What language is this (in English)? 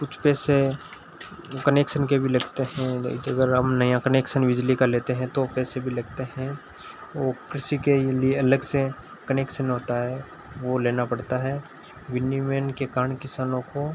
Hindi